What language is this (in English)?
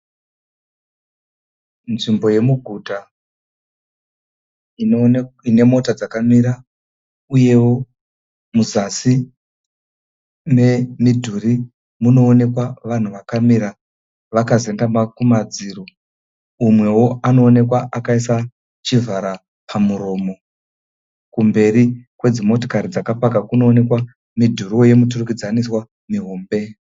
Shona